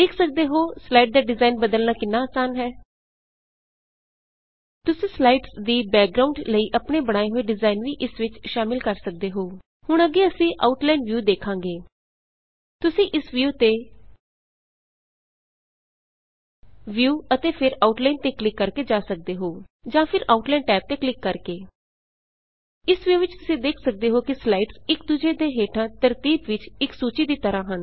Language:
Punjabi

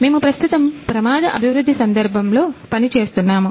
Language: Telugu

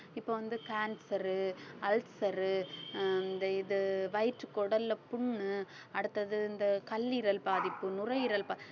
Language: Tamil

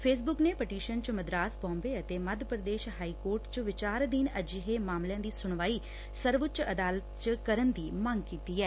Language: Punjabi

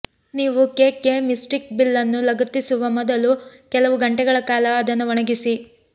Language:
Kannada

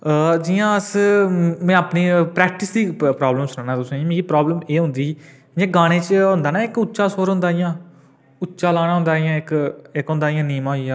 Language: Dogri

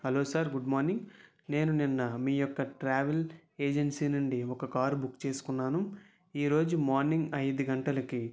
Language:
Telugu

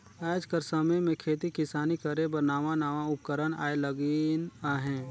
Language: Chhattisgarhi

